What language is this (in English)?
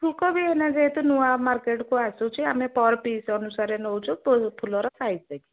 Odia